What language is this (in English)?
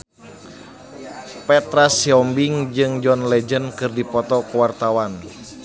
Sundanese